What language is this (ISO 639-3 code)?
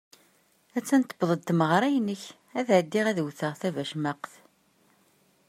kab